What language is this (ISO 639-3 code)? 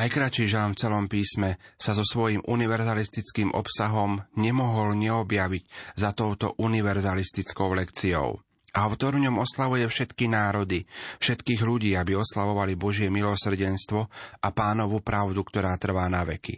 slk